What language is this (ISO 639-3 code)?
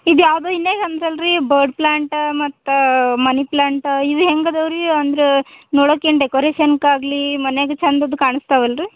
kan